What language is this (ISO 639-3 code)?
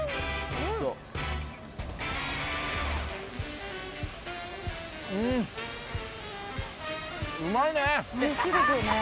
jpn